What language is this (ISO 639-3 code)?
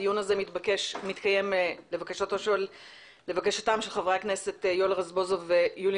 heb